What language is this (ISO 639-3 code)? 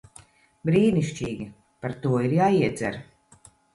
lav